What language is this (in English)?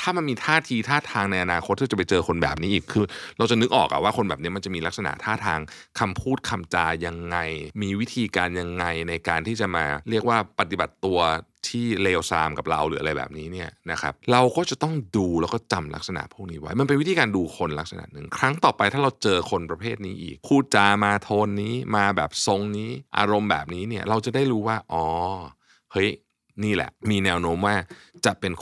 Thai